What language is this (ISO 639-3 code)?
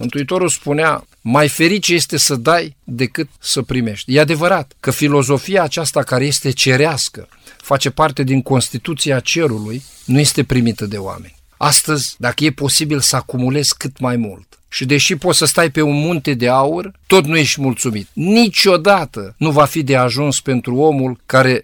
ron